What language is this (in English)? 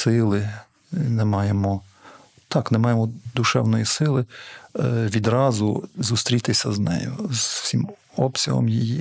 Ukrainian